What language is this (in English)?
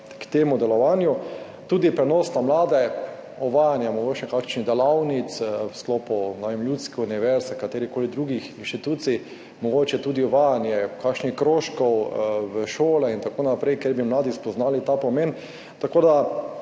Slovenian